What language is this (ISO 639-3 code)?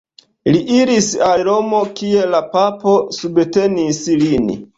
epo